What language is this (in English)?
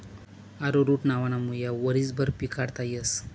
Marathi